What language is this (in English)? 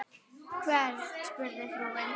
Icelandic